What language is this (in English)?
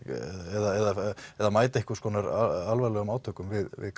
Icelandic